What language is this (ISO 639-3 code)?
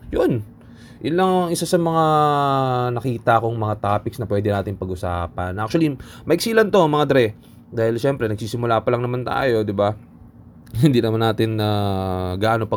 fil